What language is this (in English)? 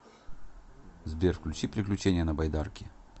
Russian